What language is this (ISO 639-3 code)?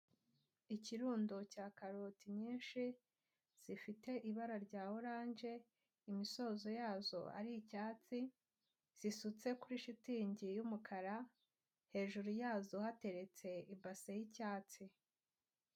kin